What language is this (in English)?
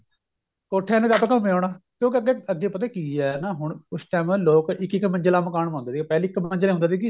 Punjabi